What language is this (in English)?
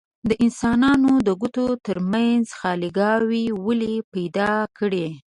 Pashto